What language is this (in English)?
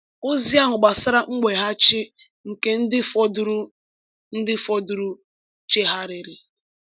Igbo